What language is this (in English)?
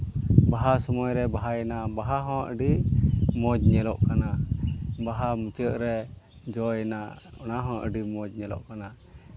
Santali